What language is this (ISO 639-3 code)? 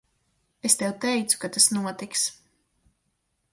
lav